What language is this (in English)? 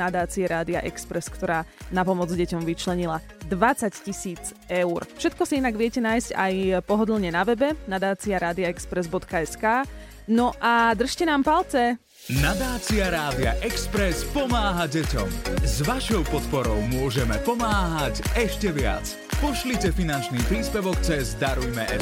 Slovak